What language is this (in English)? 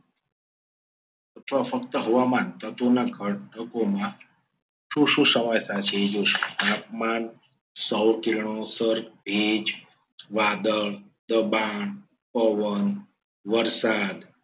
Gujarati